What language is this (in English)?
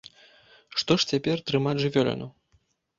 Belarusian